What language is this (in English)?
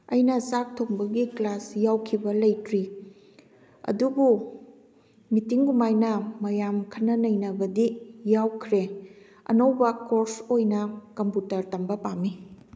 Manipuri